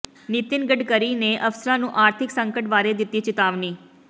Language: Punjabi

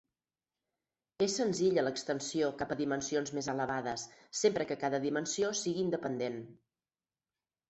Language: Catalan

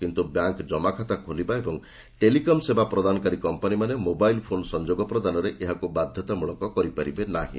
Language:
Odia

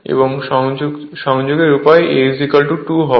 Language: Bangla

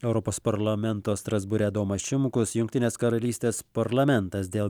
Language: Lithuanian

